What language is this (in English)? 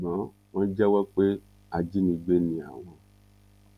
Yoruba